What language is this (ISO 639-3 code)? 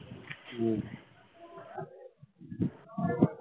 ben